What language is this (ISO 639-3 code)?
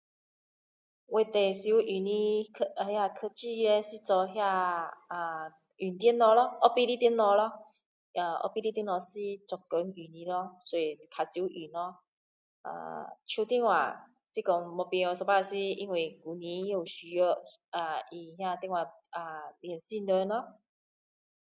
cdo